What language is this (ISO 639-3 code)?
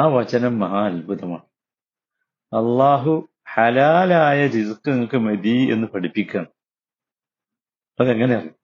mal